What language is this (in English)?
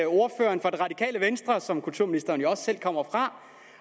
Danish